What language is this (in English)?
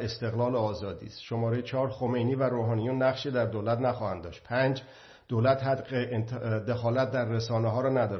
Persian